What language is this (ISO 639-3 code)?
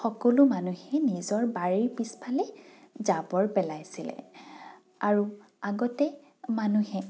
asm